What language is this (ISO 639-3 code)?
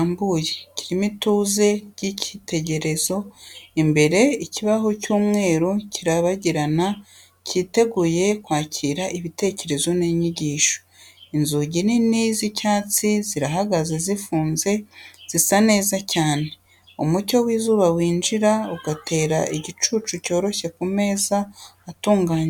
kin